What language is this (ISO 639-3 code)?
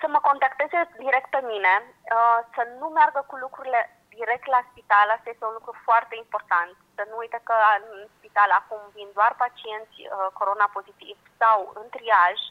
ron